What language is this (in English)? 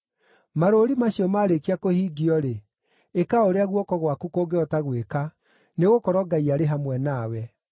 Kikuyu